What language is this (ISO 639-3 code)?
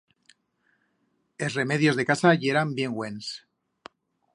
arg